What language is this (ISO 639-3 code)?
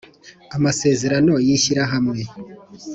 kin